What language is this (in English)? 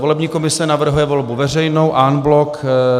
Czech